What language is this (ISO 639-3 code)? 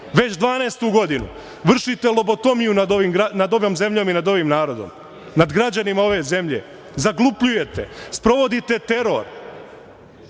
srp